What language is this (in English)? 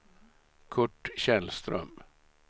Swedish